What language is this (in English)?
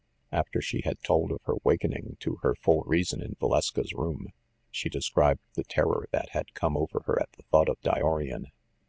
English